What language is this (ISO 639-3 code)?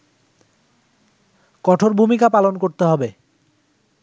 ben